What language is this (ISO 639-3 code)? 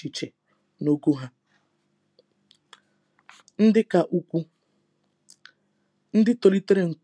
ibo